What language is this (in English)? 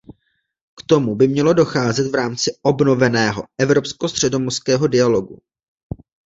Czech